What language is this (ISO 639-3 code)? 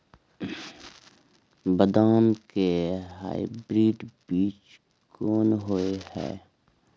mai